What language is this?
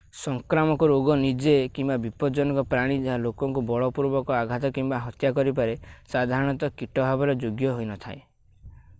Odia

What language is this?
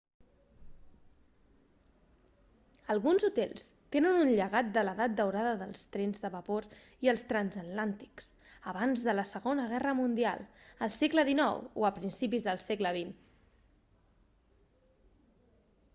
Catalan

